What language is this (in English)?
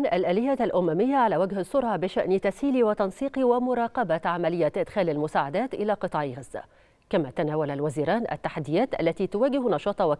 Arabic